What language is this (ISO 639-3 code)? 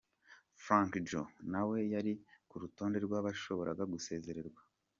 kin